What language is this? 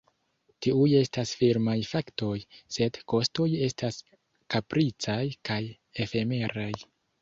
Esperanto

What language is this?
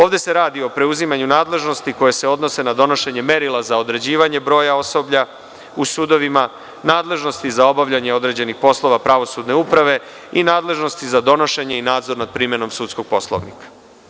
Serbian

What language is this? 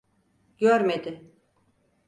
Turkish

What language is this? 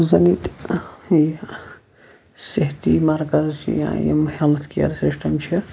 Kashmiri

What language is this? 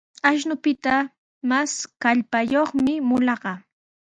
Sihuas Ancash Quechua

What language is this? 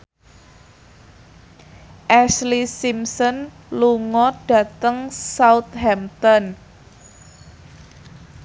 Javanese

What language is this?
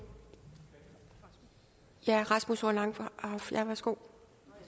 Danish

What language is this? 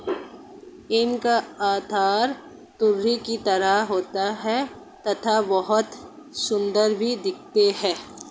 Hindi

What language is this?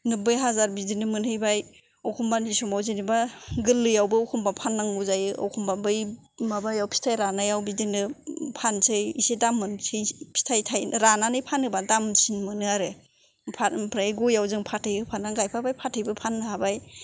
Bodo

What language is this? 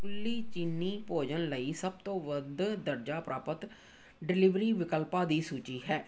Punjabi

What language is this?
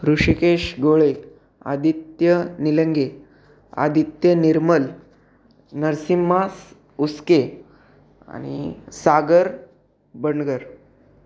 Marathi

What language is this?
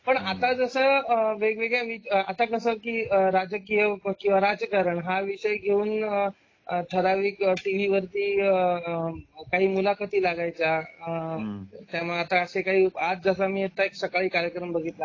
Marathi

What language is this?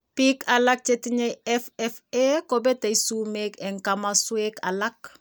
Kalenjin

